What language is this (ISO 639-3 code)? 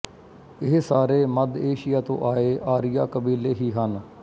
pan